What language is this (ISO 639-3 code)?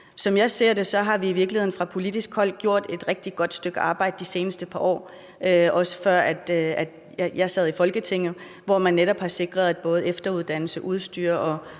dan